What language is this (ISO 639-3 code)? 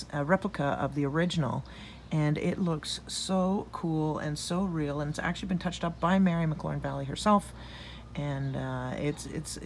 eng